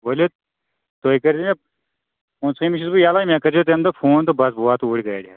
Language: Kashmiri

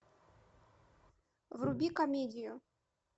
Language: Russian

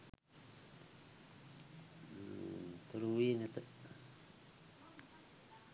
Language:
Sinhala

